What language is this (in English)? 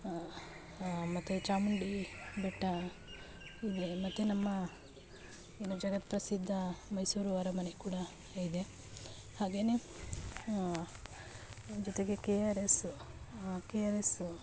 Kannada